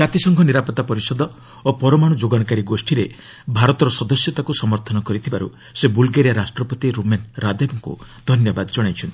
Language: Odia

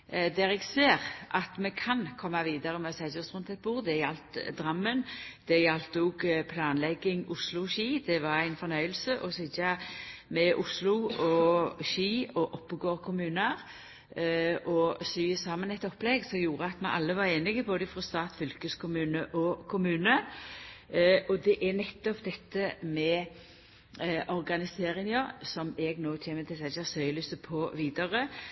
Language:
Norwegian Nynorsk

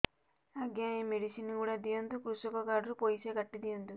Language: Odia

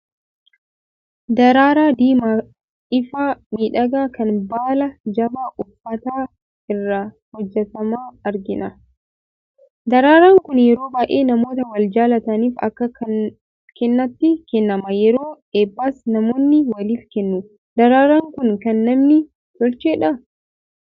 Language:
Oromo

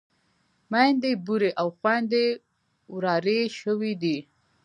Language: Pashto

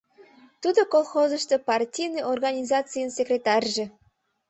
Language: Mari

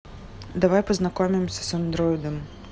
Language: Russian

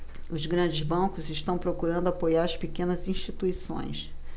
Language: Portuguese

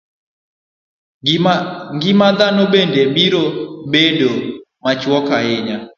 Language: Luo (Kenya and Tanzania)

